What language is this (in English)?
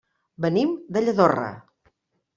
Catalan